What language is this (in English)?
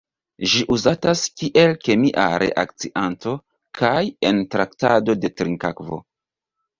Esperanto